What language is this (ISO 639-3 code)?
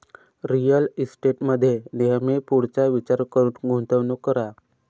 mar